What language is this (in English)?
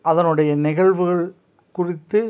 Tamil